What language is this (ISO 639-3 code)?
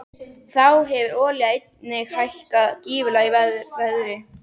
isl